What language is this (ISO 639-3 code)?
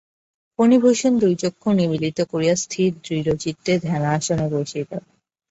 ben